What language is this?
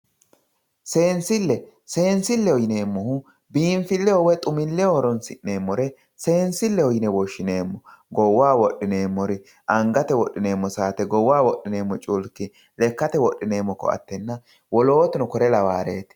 Sidamo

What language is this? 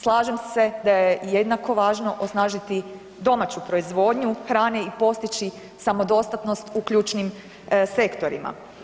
Croatian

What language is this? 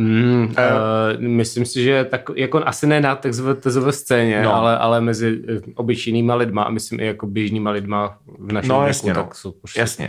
Czech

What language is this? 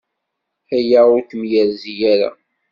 Kabyle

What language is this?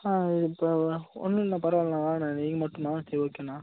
Tamil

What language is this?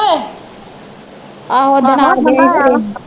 Punjabi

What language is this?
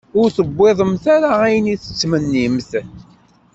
Kabyle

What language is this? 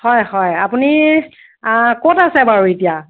Assamese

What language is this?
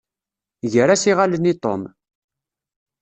Kabyle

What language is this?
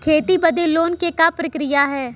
Bhojpuri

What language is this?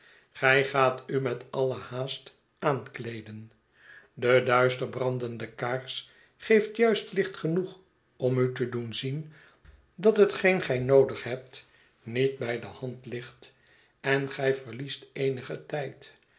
Dutch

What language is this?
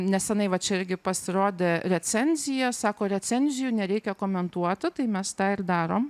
Lithuanian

